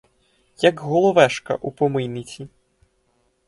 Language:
Ukrainian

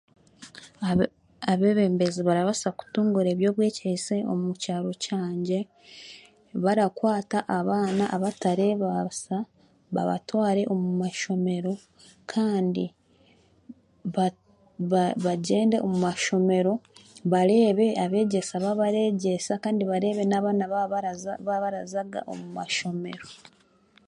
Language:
Chiga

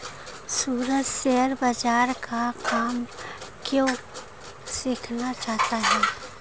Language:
Hindi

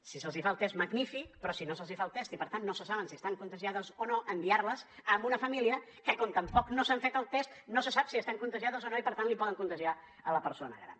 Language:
Catalan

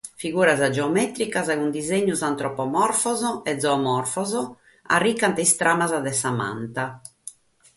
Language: Sardinian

